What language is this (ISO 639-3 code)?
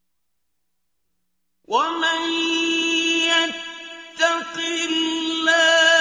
ara